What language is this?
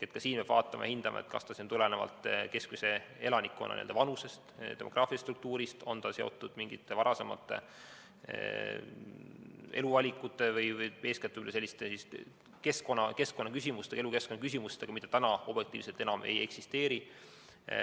Estonian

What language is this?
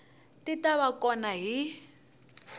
Tsonga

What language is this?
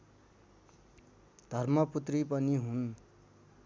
Nepali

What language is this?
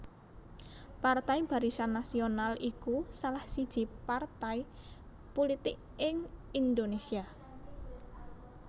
Javanese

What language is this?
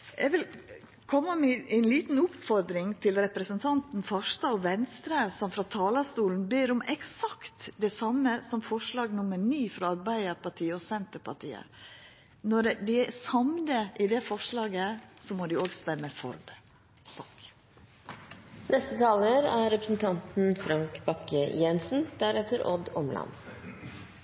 Norwegian Nynorsk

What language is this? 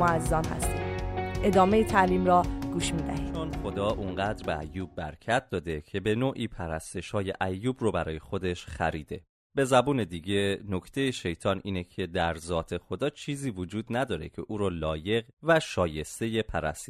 Persian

